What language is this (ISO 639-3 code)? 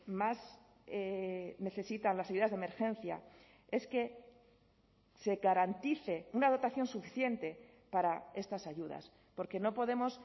spa